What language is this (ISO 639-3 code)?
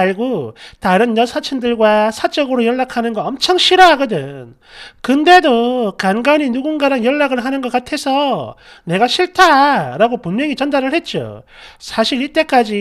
kor